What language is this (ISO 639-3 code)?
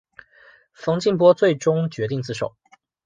zho